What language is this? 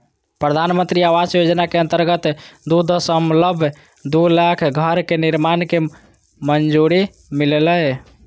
Magahi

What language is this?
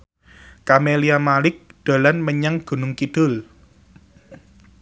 Javanese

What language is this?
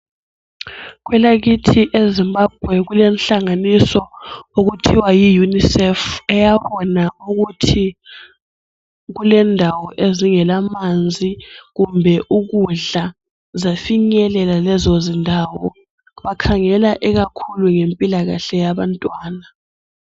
North Ndebele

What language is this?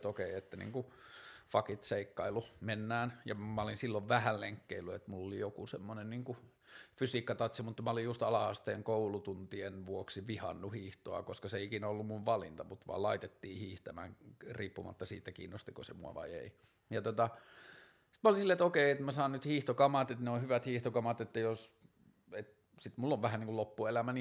Finnish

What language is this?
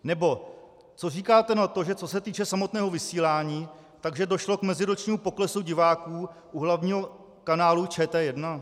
Czech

